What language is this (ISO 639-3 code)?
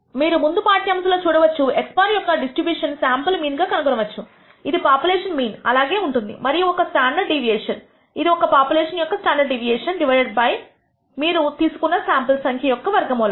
tel